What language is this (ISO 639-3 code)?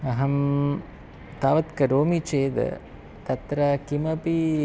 san